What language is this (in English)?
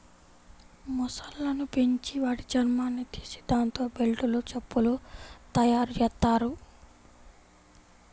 Telugu